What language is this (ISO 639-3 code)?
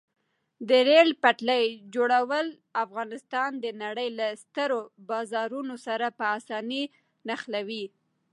pus